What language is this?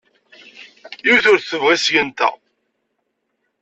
Kabyle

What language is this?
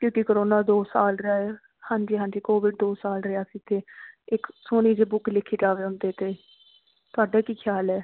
Punjabi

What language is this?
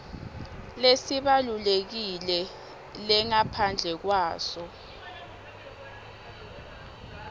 Swati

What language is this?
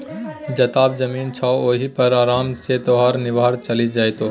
Maithili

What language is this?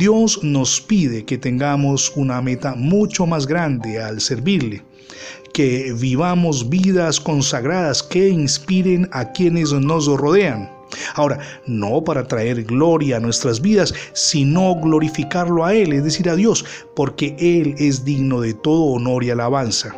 Spanish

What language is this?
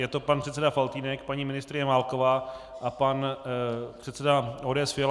Czech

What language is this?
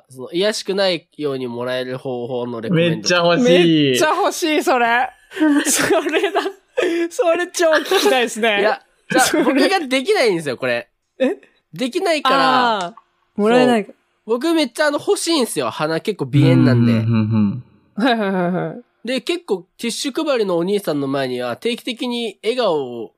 Japanese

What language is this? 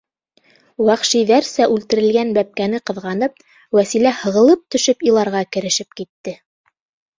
Bashkir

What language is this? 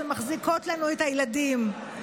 Hebrew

